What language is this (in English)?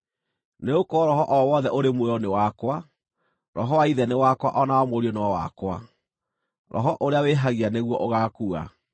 Kikuyu